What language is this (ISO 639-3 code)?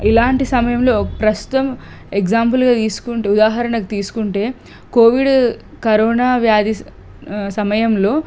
tel